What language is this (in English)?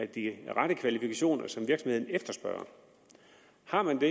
Danish